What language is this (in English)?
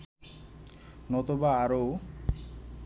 Bangla